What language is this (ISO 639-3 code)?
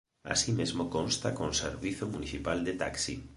glg